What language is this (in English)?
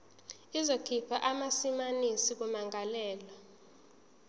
Zulu